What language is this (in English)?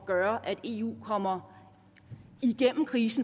Danish